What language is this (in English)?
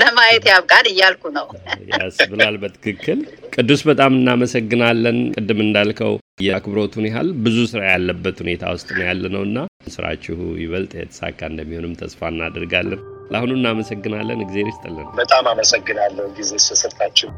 Amharic